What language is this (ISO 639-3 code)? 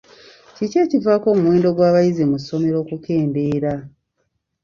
lug